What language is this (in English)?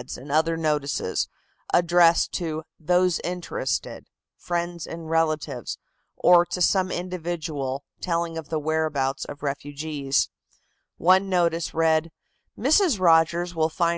English